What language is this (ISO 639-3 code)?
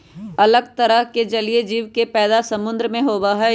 mag